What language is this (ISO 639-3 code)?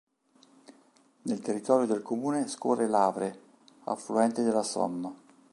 ita